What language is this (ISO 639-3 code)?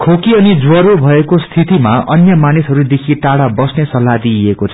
nep